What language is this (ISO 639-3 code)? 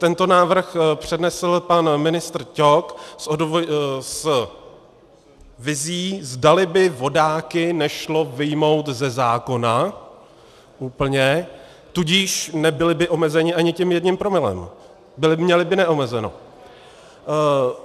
ces